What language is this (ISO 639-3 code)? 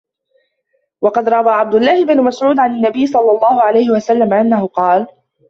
ara